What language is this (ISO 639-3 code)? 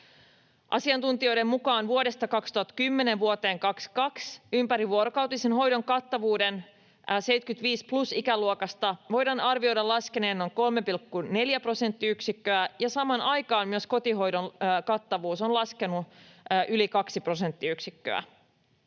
fin